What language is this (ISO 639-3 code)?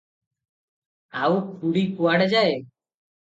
ori